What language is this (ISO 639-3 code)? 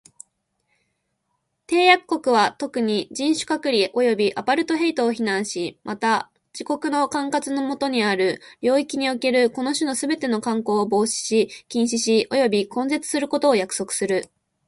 jpn